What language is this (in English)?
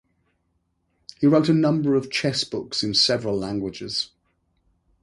English